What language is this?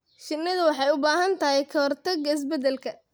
Somali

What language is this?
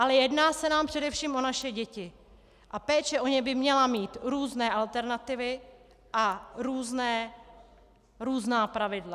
Czech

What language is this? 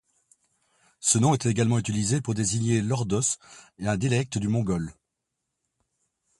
French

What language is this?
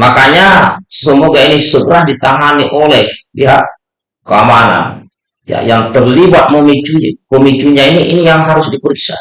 Indonesian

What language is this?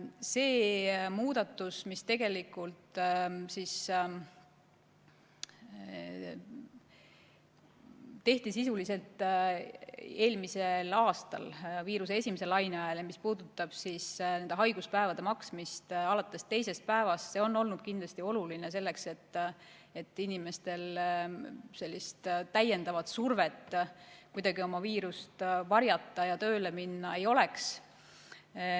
Estonian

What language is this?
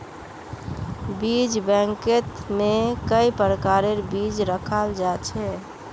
Magahi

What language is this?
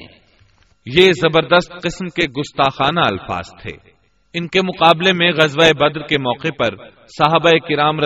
Urdu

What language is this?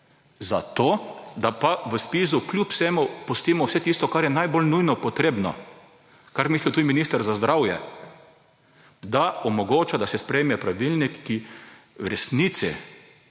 Slovenian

